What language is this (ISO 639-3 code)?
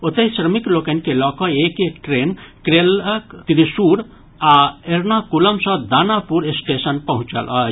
mai